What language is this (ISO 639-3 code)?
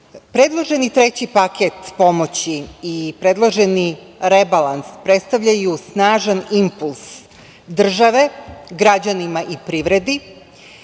srp